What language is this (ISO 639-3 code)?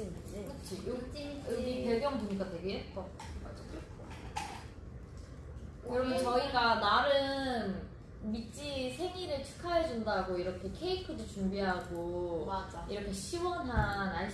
kor